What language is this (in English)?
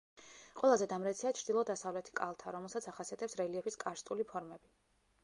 Georgian